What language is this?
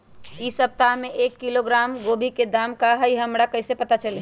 Magahi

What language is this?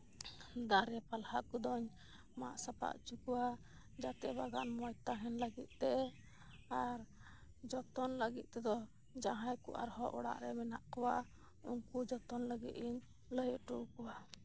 Santali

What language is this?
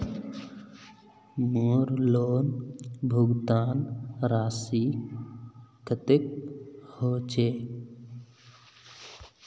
Magahi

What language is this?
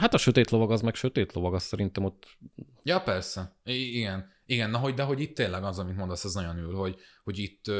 Hungarian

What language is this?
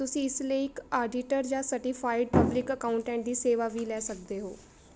Punjabi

